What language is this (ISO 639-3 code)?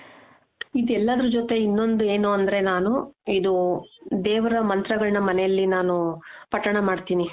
kan